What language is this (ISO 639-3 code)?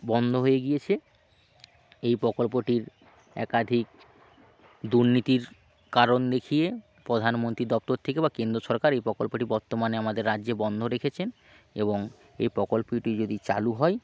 ben